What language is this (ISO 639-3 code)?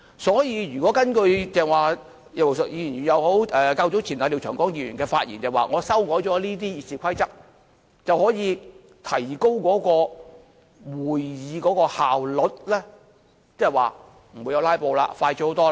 yue